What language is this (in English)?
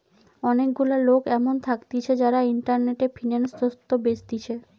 Bangla